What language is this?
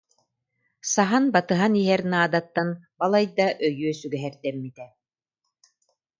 Yakut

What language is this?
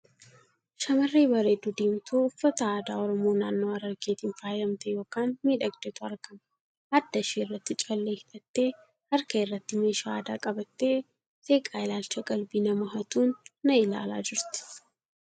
Oromo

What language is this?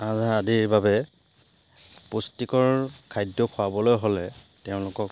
Assamese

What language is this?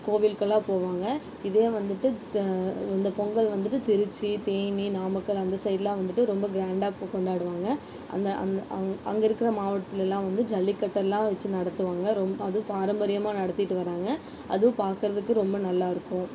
Tamil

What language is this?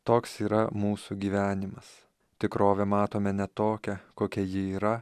Lithuanian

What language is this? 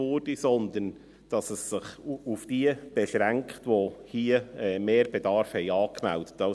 Swiss German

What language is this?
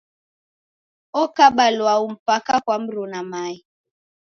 Taita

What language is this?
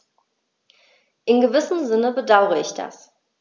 German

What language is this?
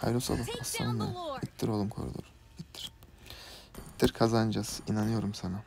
Turkish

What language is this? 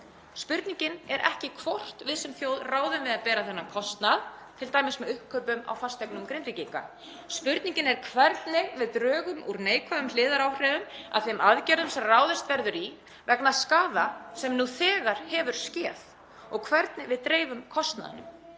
Icelandic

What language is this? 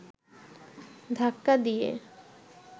Bangla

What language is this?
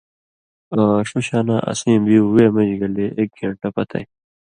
Indus Kohistani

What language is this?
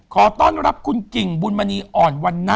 Thai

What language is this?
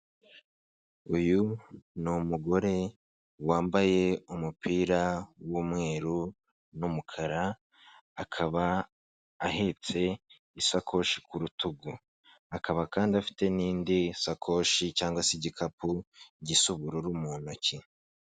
Kinyarwanda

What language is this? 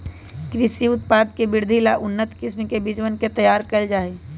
Magahi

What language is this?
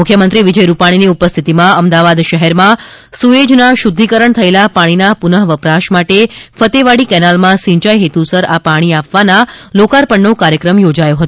Gujarati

